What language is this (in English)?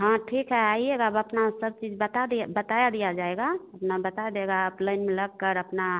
Hindi